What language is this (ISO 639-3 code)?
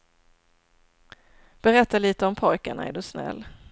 swe